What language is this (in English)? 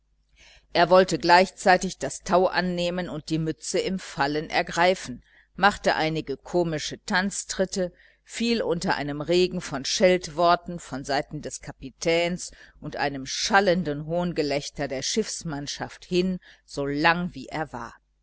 German